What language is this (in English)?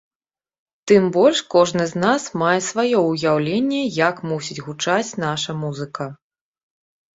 Belarusian